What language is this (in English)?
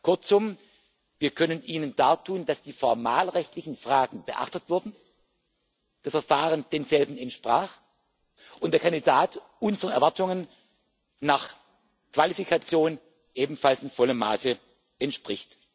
German